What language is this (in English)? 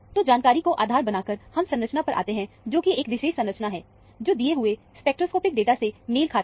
Hindi